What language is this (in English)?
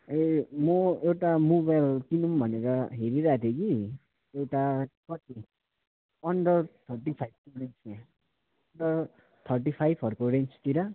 Nepali